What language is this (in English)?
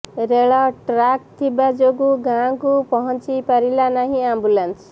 Odia